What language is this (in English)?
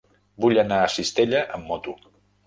Catalan